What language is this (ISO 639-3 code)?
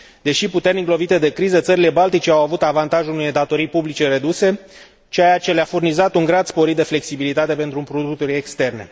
ron